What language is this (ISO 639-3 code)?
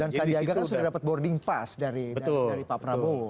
ind